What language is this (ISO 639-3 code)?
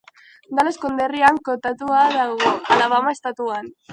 eus